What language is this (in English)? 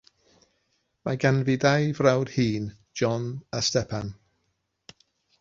Welsh